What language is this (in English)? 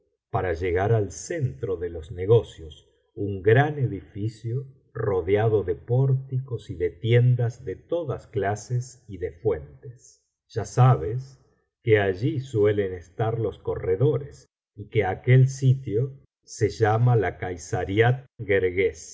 Spanish